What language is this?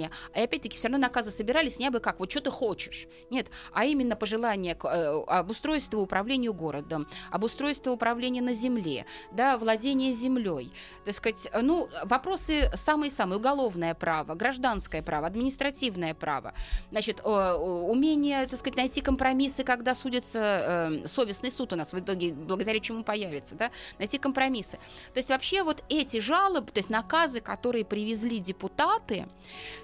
Russian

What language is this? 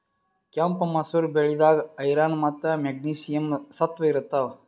Kannada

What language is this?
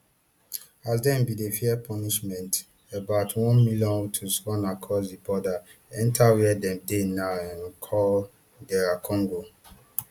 Nigerian Pidgin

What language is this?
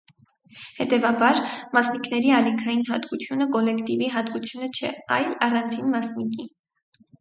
Armenian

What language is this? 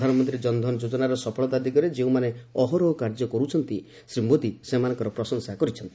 Odia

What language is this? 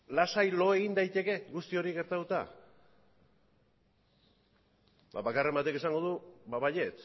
Basque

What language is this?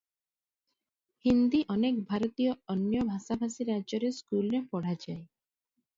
Odia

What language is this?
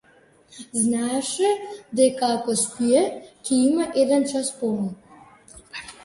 Macedonian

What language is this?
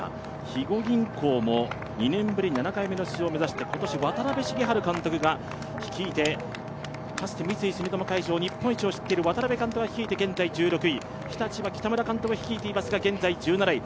Japanese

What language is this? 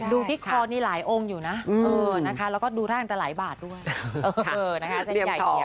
Thai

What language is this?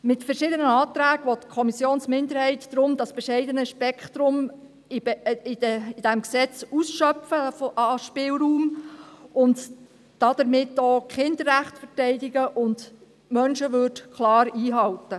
Swiss German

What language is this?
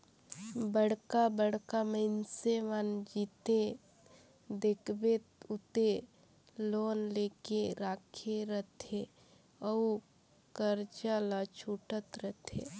Chhattisgarhi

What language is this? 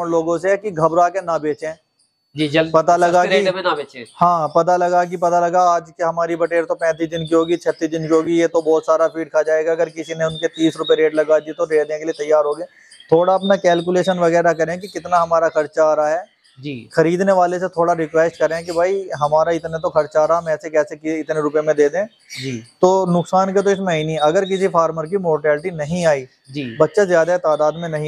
Hindi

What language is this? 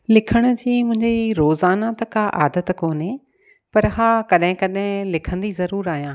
Sindhi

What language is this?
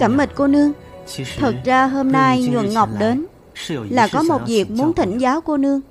Vietnamese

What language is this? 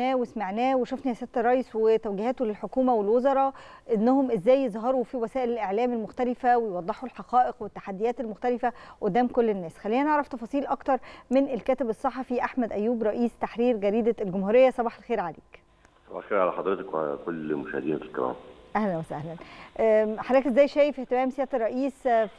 Arabic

